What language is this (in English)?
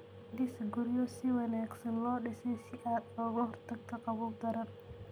Somali